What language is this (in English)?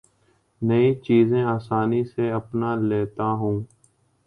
Urdu